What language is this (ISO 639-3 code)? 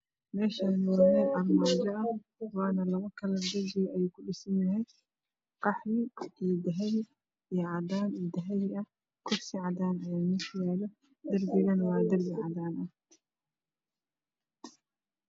som